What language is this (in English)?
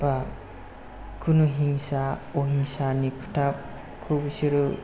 Bodo